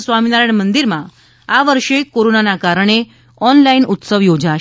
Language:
Gujarati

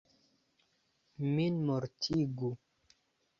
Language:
Esperanto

